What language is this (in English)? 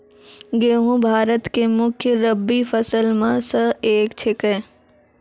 Maithili